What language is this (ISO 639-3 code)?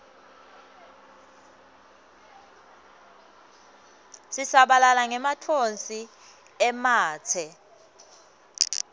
ssw